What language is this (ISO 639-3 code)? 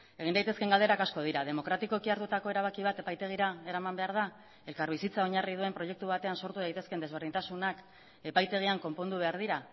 eus